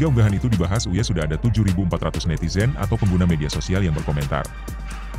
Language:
Indonesian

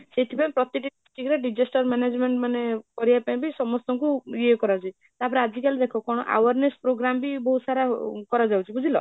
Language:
Odia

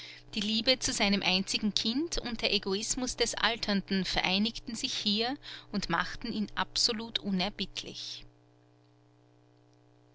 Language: German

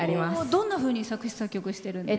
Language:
Japanese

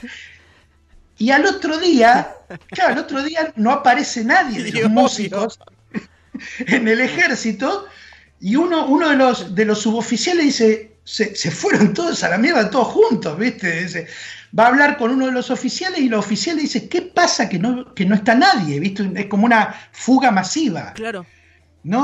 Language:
Spanish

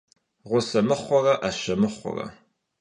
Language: Kabardian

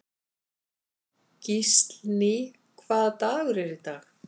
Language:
Icelandic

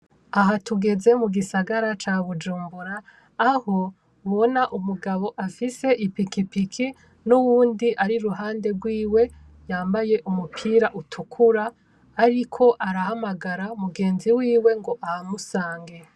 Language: Rundi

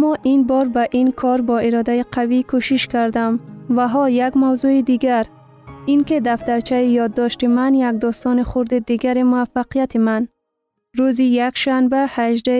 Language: Persian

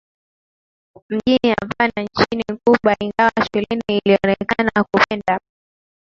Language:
Swahili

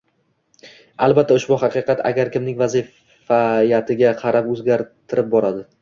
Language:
Uzbek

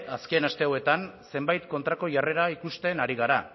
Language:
Basque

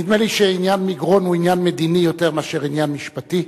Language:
Hebrew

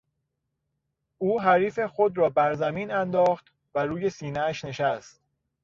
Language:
Persian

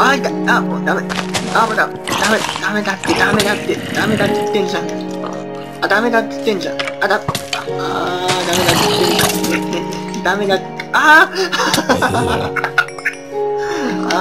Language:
Japanese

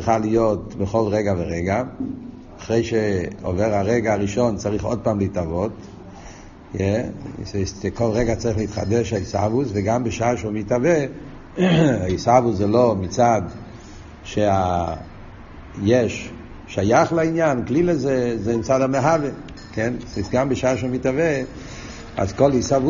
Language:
Hebrew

